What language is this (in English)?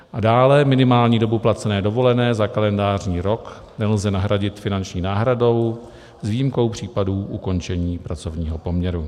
Czech